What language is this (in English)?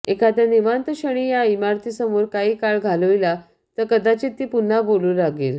Marathi